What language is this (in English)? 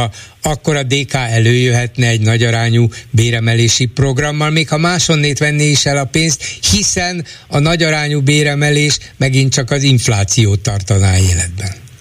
Hungarian